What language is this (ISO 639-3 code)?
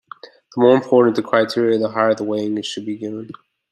eng